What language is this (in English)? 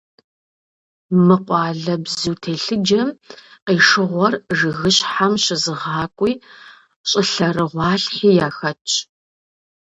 Kabardian